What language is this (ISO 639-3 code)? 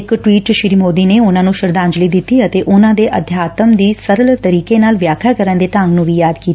pan